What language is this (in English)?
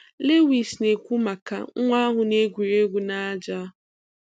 Igbo